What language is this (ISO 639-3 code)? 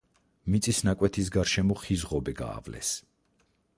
kat